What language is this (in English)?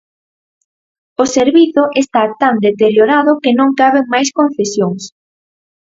Galician